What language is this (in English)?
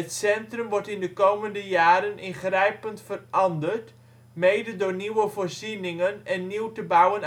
Dutch